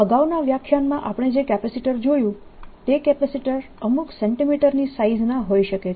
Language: Gujarati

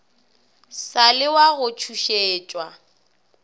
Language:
Northern Sotho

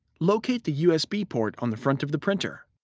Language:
English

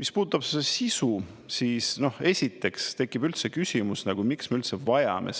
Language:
Estonian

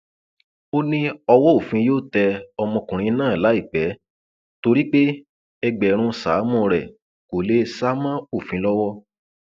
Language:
Yoruba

